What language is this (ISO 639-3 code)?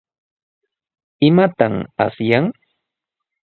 qws